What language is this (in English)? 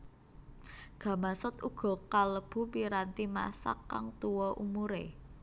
Javanese